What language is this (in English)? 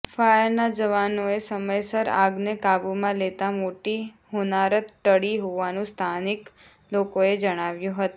Gujarati